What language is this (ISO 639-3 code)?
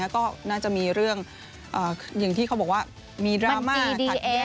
tha